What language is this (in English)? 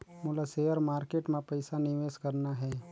Chhattisgarhi